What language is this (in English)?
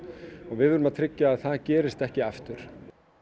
Icelandic